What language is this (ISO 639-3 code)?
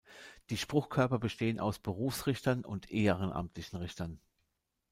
deu